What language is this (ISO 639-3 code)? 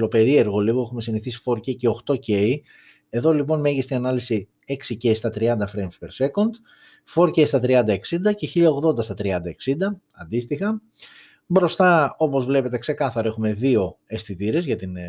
ell